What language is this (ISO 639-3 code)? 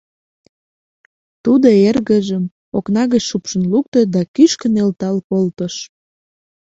chm